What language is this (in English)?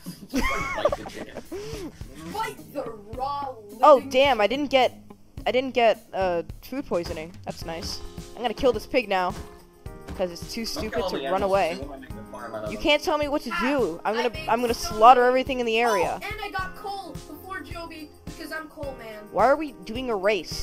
English